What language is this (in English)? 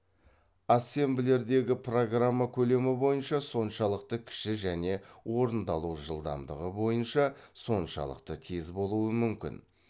Kazakh